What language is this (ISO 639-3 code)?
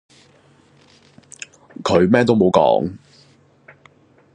yue